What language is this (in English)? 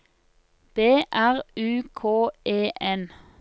Norwegian